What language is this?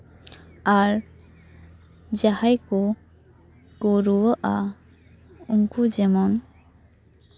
Santali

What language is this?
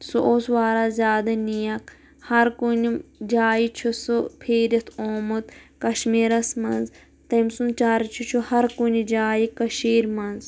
Kashmiri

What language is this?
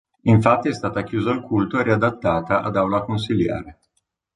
Italian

